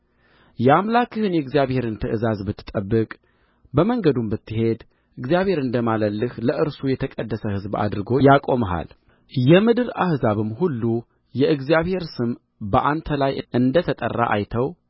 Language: Amharic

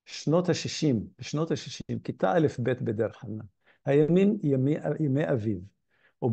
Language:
Hebrew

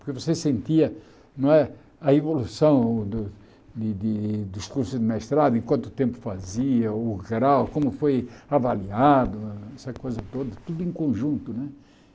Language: Portuguese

